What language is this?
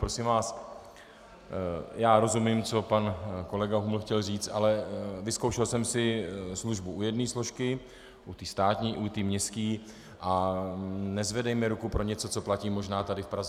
Czech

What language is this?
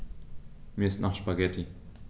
German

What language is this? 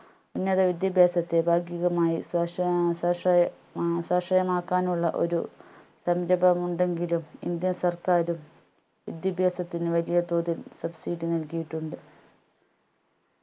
Malayalam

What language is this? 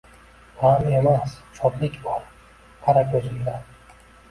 Uzbek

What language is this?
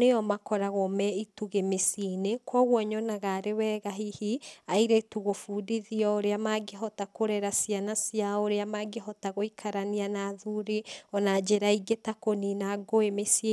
Kikuyu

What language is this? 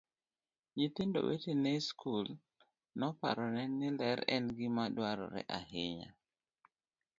Luo (Kenya and Tanzania)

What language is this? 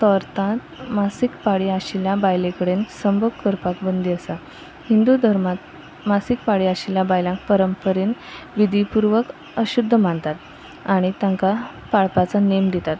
Konkani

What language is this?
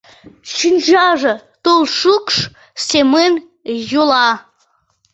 Mari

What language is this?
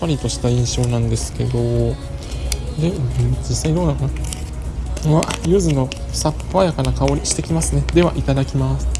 Japanese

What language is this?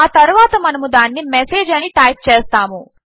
Telugu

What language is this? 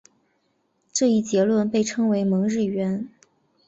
Chinese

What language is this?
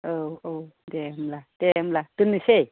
Bodo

